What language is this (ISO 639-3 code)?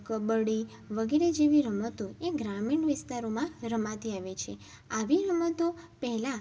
guj